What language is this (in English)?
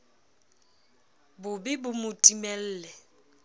Southern Sotho